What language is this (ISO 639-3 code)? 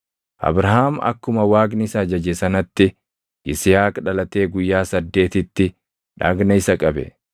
orm